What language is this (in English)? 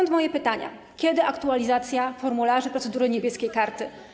Polish